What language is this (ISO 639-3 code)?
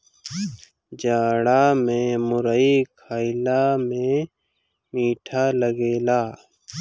bho